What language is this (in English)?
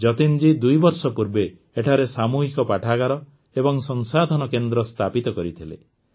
Odia